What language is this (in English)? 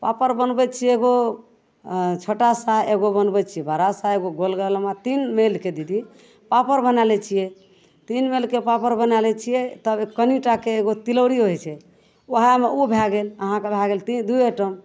Maithili